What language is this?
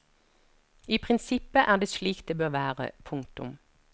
Norwegian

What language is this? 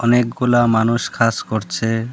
Bangla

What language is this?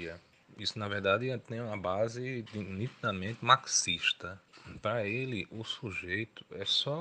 Portuguese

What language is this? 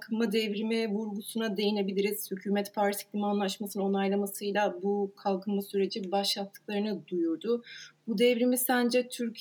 Turkish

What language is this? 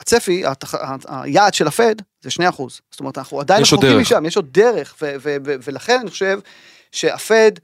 Hebrew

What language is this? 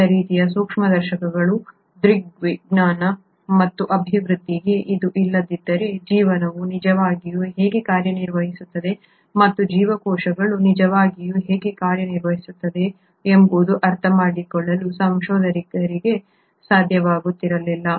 Kannada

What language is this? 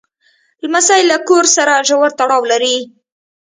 Pashto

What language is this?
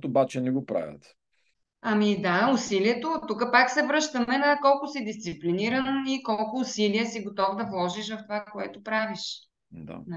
Bulgarian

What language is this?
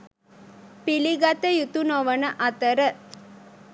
Sinhala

